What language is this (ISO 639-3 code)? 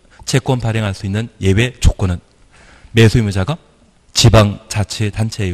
kor